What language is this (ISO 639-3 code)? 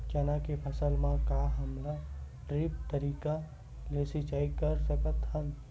hne